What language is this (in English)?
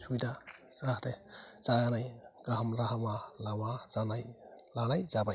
Bodo